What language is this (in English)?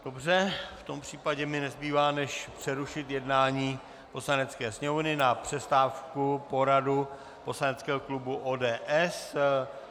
Czech